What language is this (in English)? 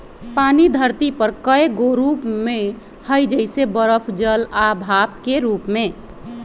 Magahi